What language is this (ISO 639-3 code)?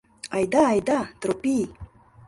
chm